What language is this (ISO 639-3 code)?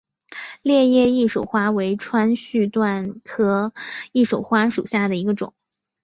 zho